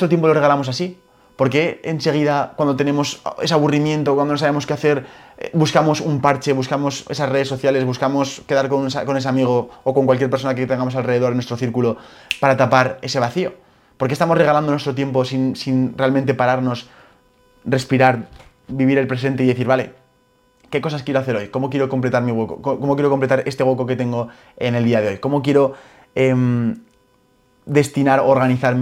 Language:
Spanish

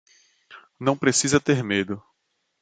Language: Portuguese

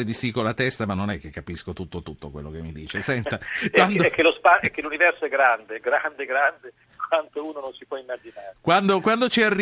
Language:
Italian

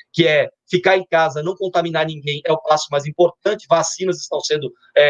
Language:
Portuguese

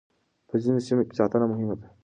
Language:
Pashto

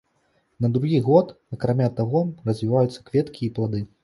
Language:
Belarusian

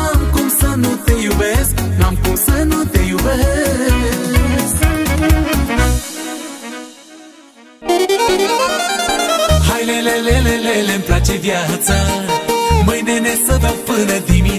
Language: Romanian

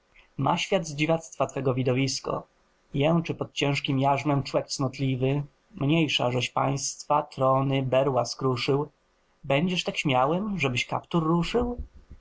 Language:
Polish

